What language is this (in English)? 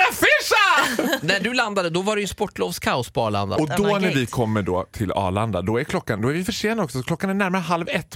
Swedish